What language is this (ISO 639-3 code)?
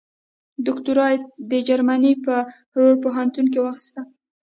pus